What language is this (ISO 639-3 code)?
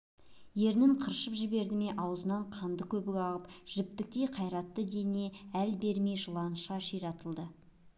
kaz